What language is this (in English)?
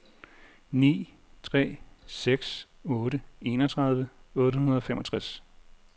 Danish